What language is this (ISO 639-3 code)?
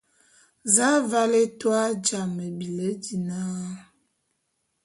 bum